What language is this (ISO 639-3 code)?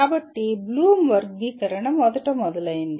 tel